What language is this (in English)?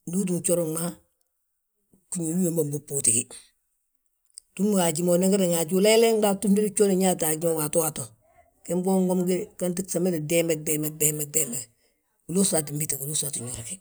Balanta-Ganja